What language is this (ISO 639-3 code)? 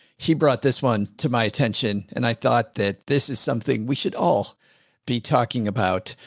eng